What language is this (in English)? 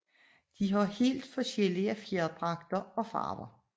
Danish